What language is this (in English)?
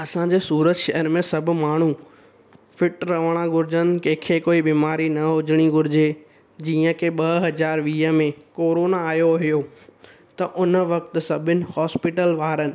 Sindhi